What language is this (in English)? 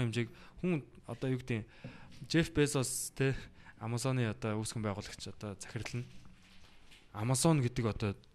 Korean